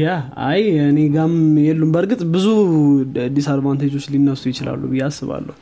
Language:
Amharic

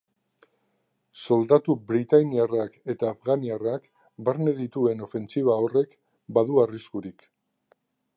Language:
Basque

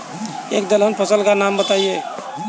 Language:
Hindi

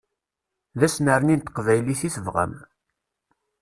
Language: Kabyle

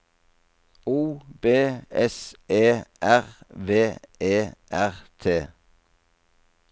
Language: Norwegian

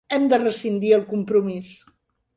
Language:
Catalan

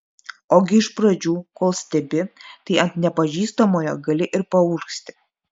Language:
Lithuanian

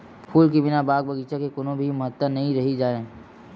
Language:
Chhattisgarhi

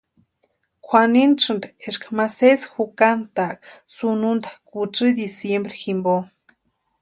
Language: Western Highland Purepecha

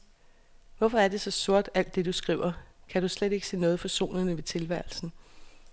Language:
Danish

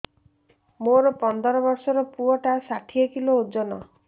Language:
Odia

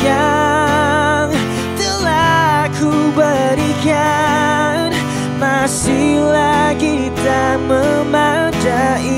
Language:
Malay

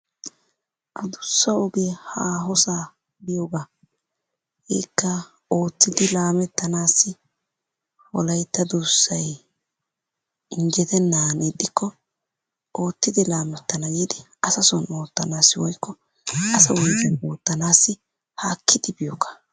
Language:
Wolaytta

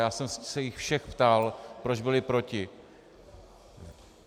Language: Czech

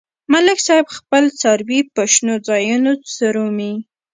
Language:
Pashto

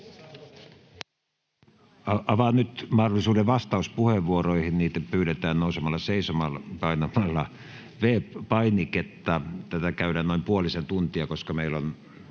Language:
Finnish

